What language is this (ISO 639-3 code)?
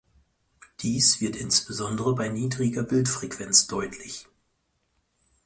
deu